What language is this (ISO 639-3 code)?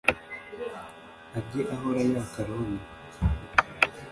kin